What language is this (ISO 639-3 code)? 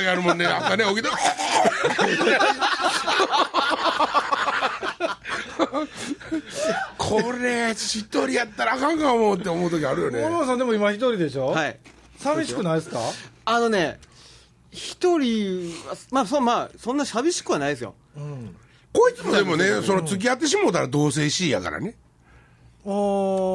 jpn